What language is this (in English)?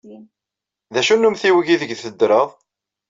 Kabyle